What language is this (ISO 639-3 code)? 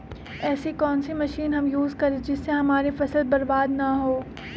mag